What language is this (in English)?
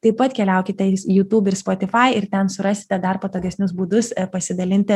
Lithuanian